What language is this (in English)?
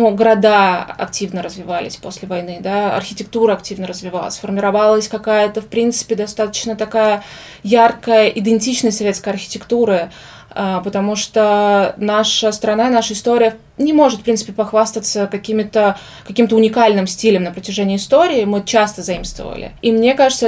Russian